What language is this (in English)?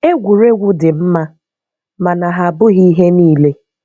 Igbo